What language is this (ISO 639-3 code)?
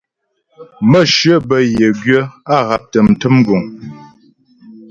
bbj